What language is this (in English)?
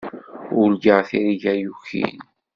Kabyle